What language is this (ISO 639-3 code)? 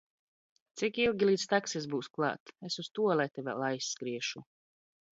lav